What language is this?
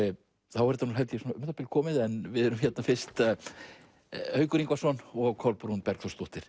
Icelandic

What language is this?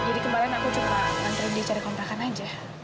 Indonesian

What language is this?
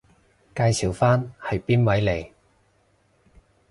Cantonese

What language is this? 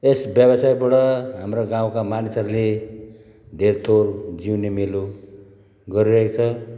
Nepali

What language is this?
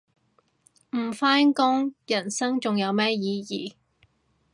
Cantonese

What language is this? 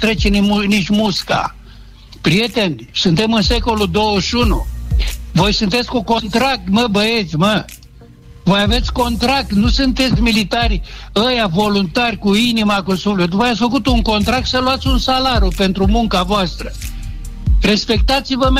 Romanian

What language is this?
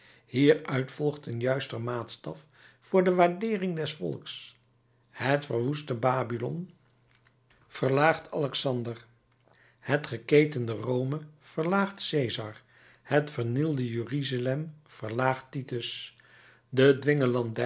Dutch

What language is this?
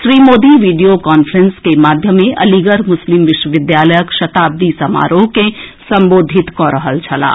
Maithili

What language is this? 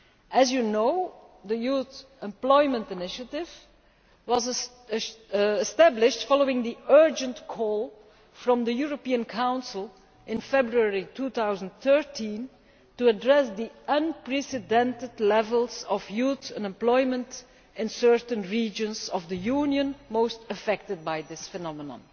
English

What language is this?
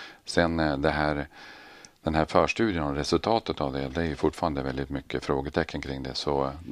Swedish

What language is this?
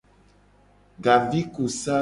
Gen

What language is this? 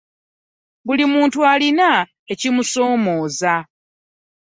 Ganda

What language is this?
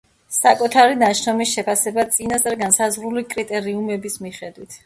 Georgian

